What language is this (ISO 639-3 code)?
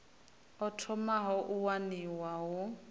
ven